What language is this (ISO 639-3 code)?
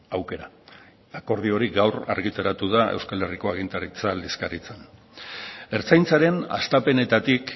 eus